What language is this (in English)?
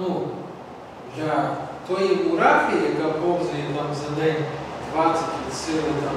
Ukrainian